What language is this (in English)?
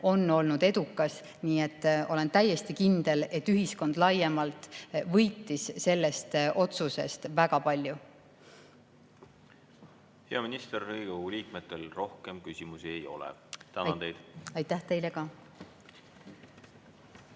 Estonian